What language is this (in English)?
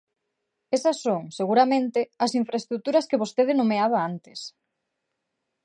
Galician